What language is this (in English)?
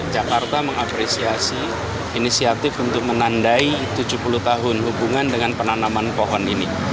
Indonesian